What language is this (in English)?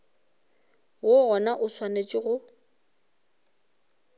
Northern Sotho